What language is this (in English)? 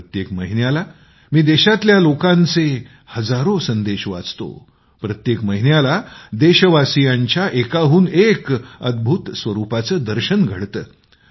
Marathi